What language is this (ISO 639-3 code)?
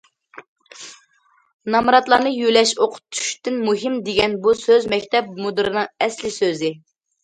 uig